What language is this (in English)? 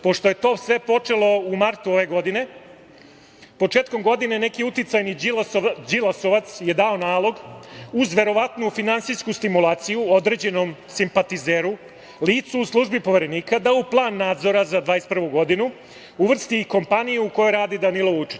Serbian